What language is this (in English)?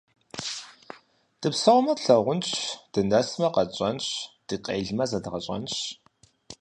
Kabardian